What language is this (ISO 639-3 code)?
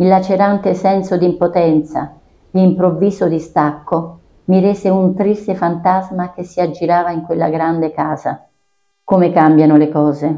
ita